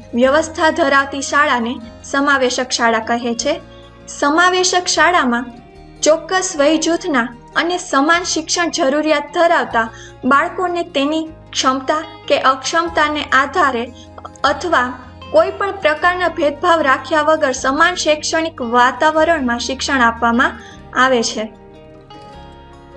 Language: Gujarati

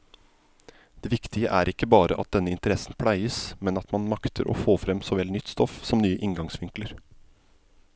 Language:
Norwegian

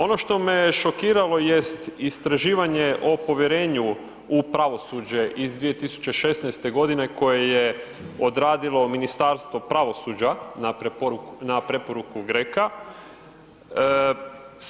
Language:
Croatian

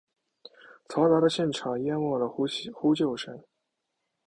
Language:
Chinese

